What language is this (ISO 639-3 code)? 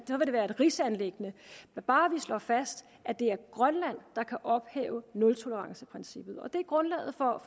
dan